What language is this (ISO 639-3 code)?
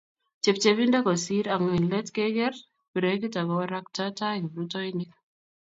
kln